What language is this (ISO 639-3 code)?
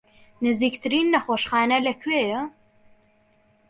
ckb